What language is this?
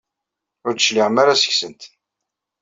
Kabyle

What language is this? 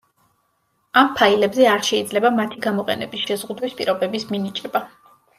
Georgian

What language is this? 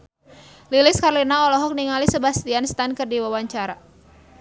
Sundanese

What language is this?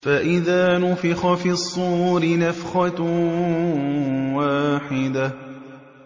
Arabic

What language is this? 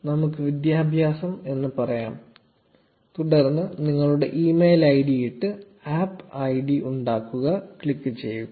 Malayalam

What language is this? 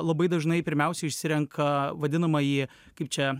Lithuanian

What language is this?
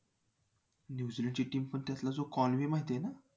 Marathi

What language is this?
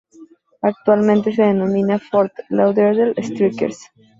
Spanish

